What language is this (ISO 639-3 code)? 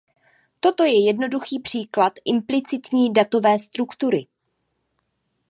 ces